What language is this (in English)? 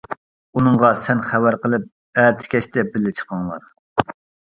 Uyghur